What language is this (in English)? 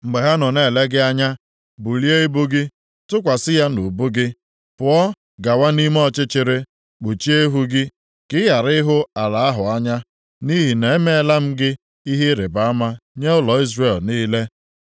Igbo